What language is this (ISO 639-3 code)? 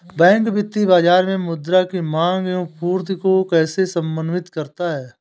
hin